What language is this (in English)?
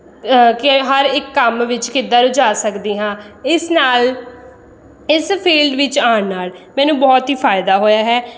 Punjabi